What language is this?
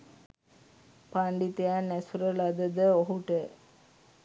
Sinhala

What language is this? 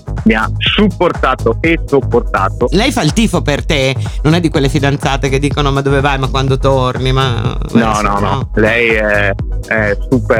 Italian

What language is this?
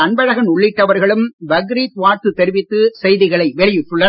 Tamil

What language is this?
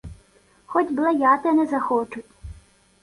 Ukrainian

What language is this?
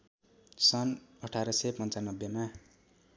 Nepali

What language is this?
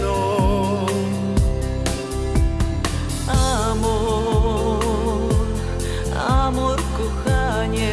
Polish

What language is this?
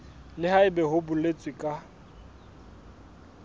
Southern Sotho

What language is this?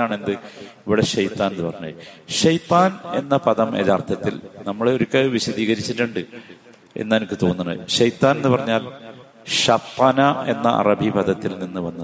Malayalam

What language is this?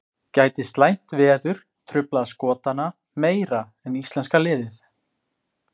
Icelandic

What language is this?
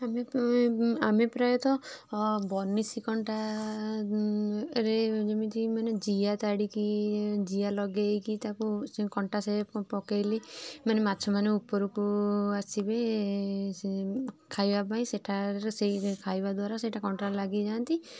Odia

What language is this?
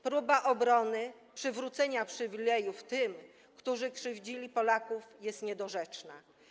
Polish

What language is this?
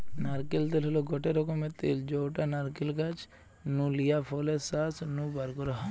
Bangla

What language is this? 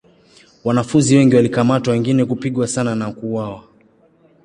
Swahili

